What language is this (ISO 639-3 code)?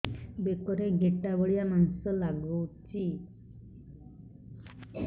ori